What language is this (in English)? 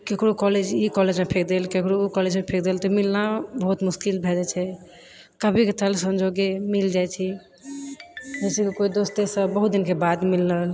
Maithili